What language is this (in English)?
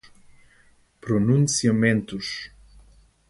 Portuguese